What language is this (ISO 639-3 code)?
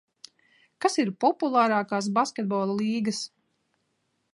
lav